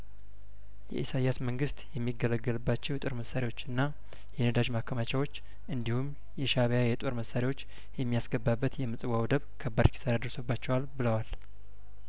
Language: Amharic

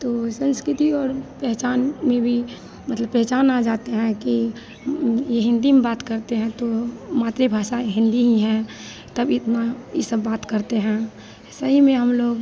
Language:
Hindi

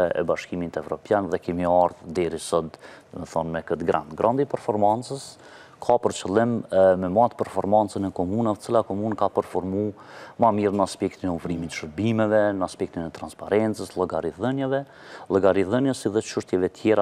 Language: Romanian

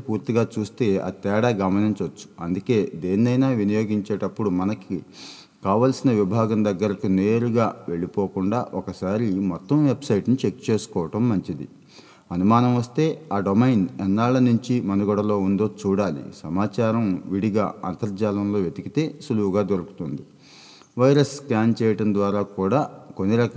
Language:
Telugu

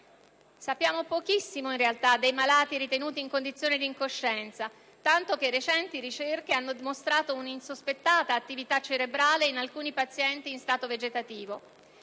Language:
Italian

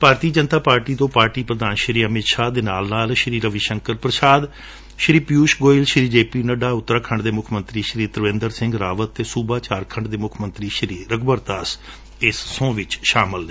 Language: Punjabi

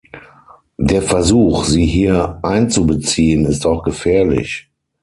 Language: German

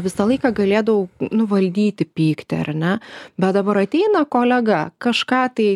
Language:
Lithuanian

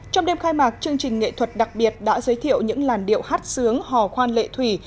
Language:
Vietnamese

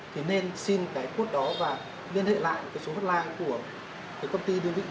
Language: Vietnamese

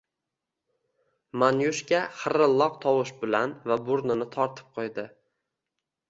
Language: Uzbek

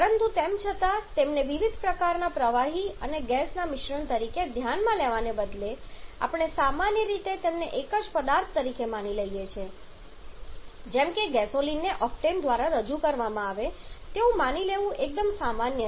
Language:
Gujarati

